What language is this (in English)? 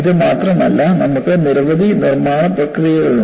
Malayalam